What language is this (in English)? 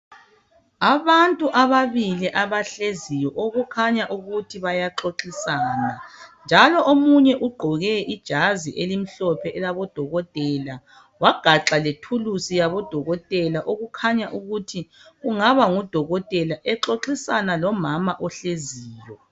North Ndebele